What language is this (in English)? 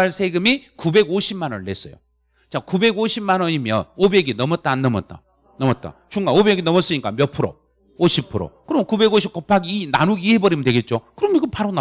Korean